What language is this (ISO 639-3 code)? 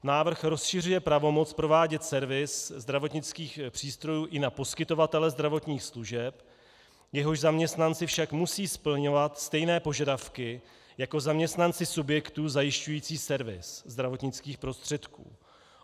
ces